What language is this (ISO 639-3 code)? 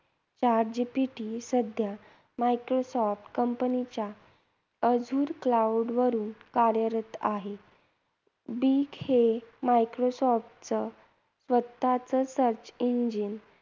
mar